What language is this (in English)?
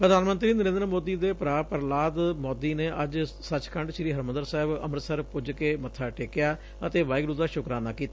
Punjabi